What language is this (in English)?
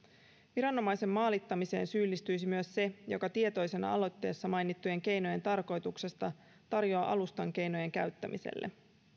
Finnish